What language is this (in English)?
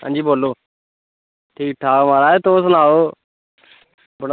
Dogri